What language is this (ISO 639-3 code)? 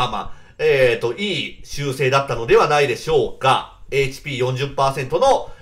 jpn